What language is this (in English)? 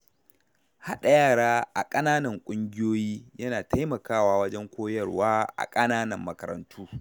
Hausa